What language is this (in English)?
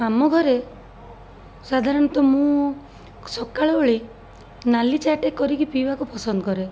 Odia